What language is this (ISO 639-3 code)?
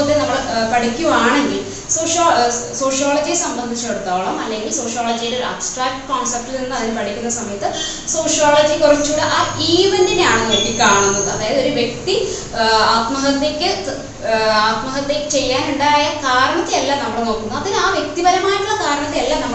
mal